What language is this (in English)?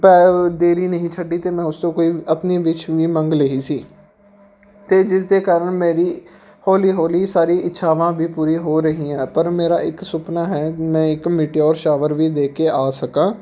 Punjabi